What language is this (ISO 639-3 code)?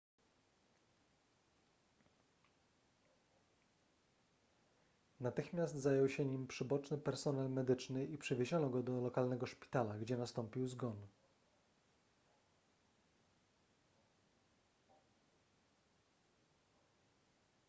pol